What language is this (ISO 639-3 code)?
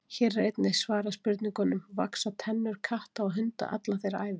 isl